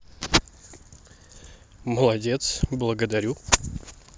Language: Russian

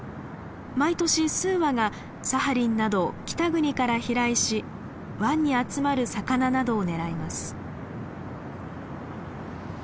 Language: Japanese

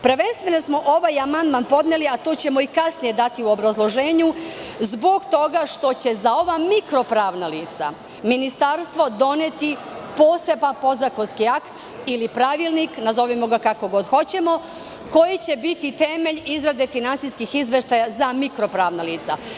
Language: Serbian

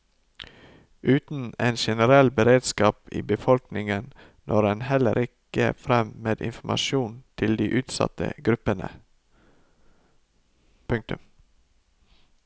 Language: Norwegian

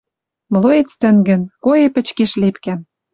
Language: Western Mari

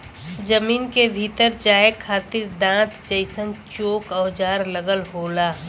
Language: Bhojpuri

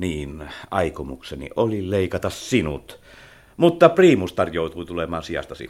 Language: Finnish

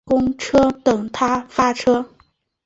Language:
Chinese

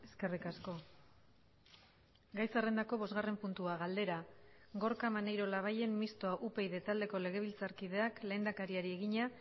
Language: Basque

